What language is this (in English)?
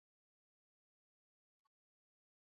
Swahili